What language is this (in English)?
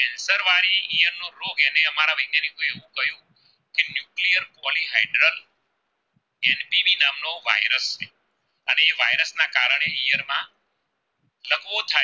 Gujarati